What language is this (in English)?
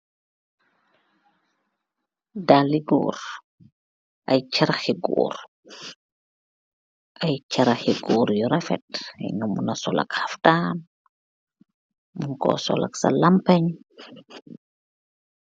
Wolof